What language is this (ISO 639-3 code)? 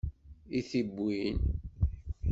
kab